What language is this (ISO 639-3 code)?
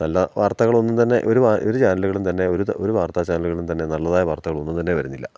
mal